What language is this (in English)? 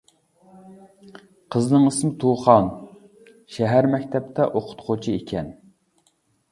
Uyghur